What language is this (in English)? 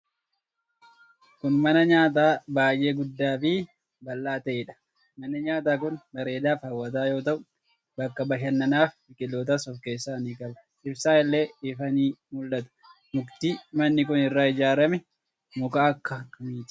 Oromo